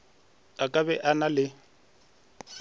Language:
Northern Sotho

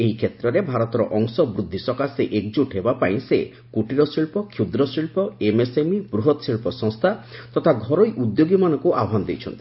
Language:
Odia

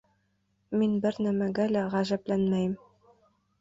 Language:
Bashkir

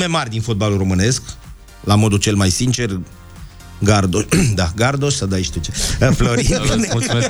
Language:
Romanian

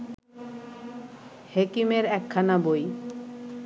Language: Bangla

